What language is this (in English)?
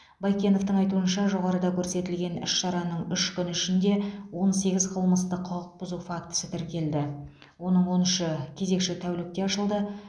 Kazakh